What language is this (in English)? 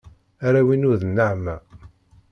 Kabyle